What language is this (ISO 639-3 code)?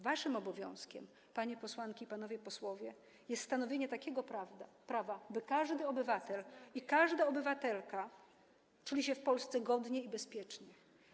pol